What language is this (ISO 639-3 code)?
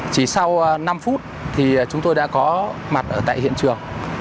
vie